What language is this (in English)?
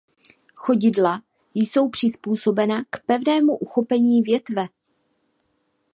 Czech